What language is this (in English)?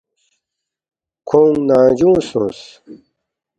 Balti